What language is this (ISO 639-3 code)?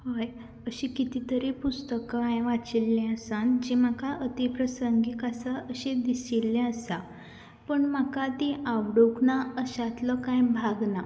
kok